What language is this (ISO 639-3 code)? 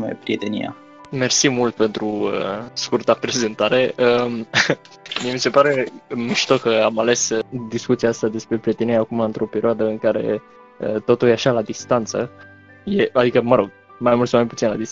ron